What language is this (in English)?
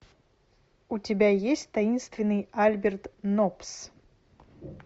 Russian